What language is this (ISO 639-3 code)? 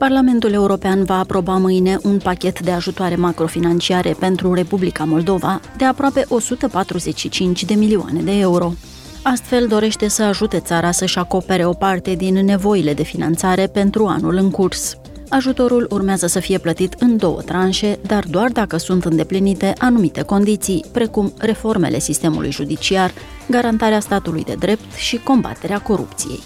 ron